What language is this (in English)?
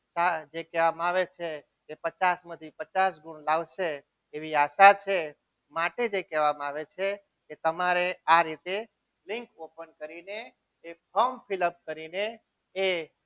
Gujarati